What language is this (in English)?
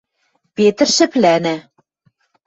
Western Mari